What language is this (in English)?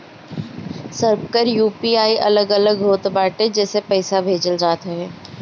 Bhojpuri